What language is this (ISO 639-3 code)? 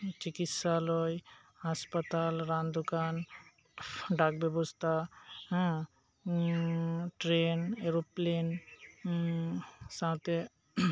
sat